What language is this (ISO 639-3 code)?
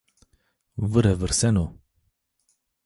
zza